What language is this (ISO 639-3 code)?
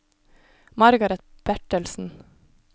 nor